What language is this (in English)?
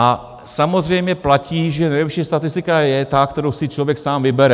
Czech